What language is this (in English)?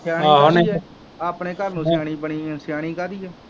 Punjabi